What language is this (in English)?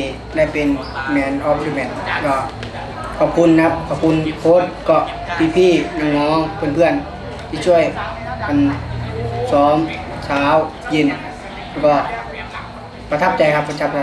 Thai